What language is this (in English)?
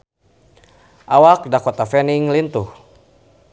Sundanese